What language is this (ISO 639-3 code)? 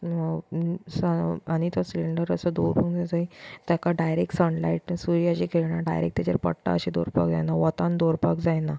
kok